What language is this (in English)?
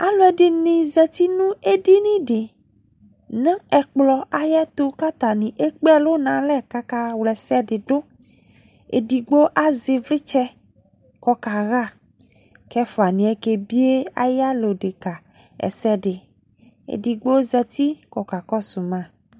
Ikposo